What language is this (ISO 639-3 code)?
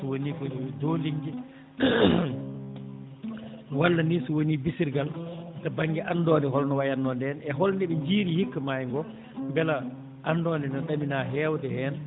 ful